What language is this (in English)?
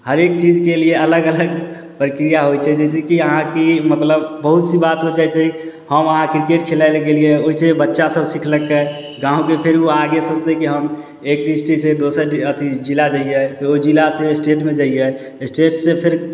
Maithili